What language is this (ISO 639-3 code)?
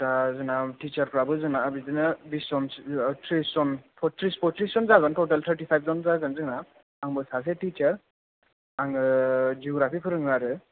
brx